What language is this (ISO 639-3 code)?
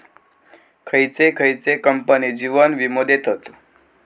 mar